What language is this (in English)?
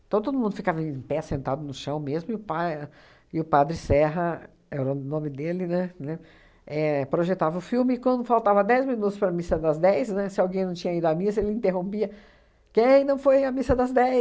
Portuguese